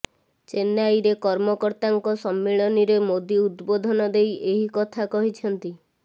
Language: Odia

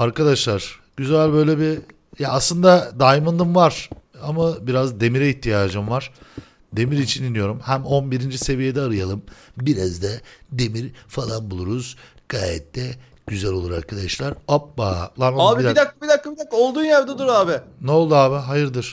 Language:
Turkish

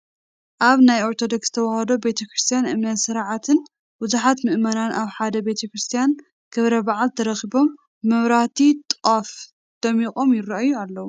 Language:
Tigrinya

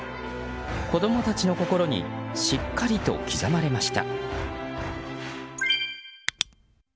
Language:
Japanese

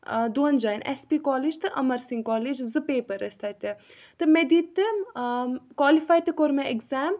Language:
Kashmiri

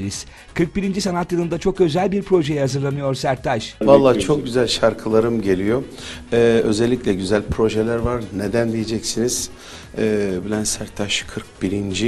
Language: Turkish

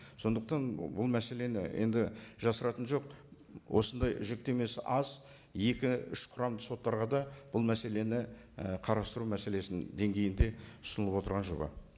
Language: Kazakh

